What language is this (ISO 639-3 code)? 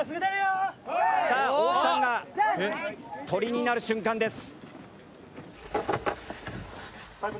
jpn